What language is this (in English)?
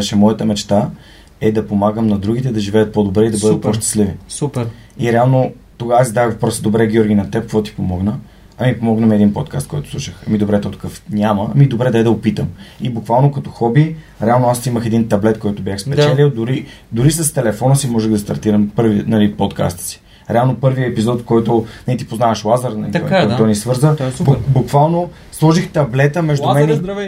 Bulgarian